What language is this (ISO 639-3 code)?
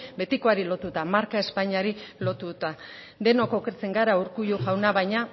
eus